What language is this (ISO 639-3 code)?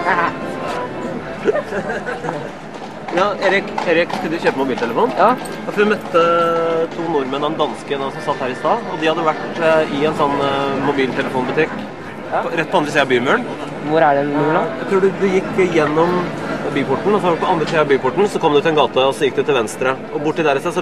nor